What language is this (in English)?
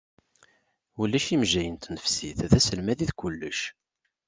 Kabyle